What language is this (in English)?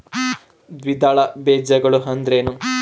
Kannada